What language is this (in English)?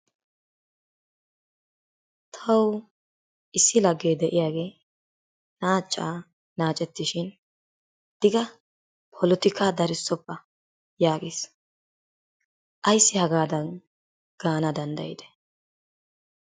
Wolaytta